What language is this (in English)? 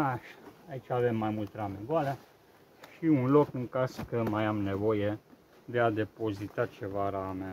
Romanian